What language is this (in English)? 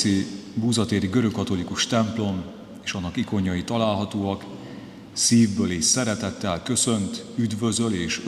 Hungarian